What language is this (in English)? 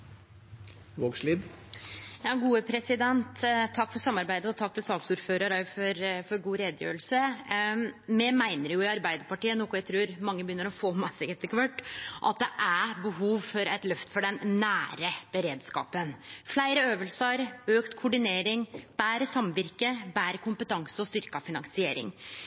Norwegian Nynorsk